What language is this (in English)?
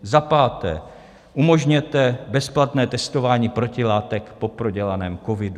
Czech